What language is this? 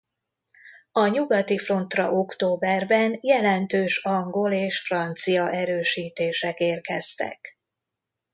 Hungarian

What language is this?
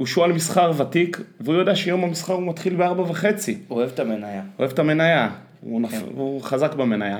Hebrew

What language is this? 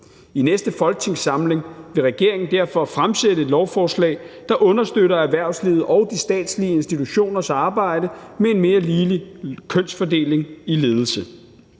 Danish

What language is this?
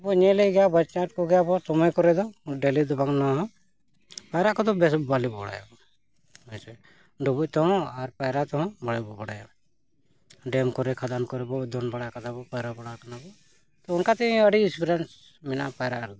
Santali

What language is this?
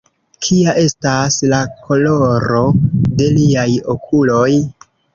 Esperanto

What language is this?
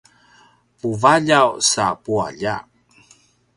Paiwan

